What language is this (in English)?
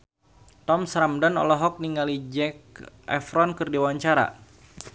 Sundanese